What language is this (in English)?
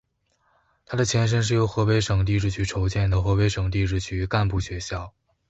Chinese